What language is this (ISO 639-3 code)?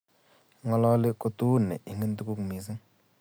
kln